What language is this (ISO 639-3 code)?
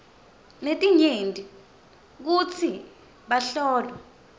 ssw